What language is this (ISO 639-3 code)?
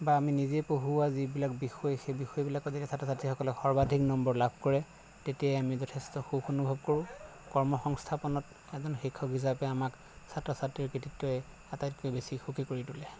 asm